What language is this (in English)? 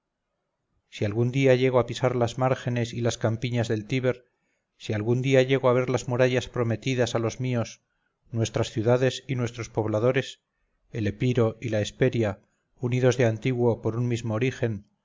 Spanish